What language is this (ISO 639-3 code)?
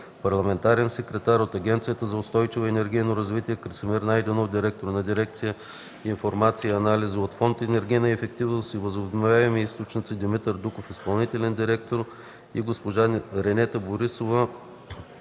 bul